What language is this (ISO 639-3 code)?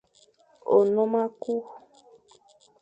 fan